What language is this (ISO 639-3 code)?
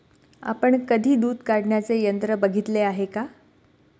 mar